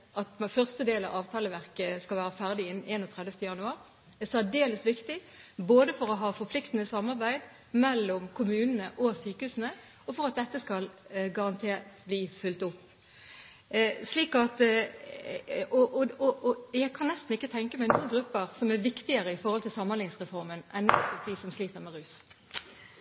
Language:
Norwegian Bokmål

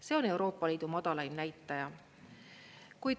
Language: Estonian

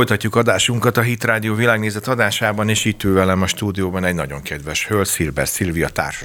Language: Hungarian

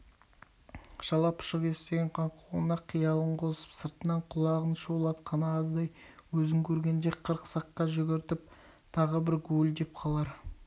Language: Kazakh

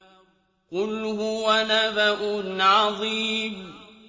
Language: Arabic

